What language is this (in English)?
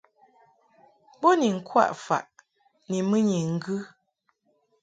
Mungaka